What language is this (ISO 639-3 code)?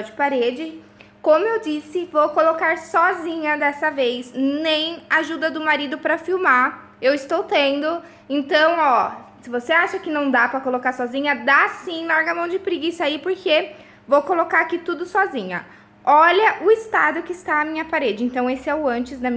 por